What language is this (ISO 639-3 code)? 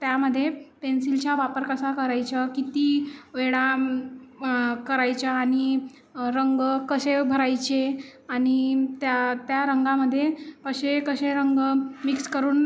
mar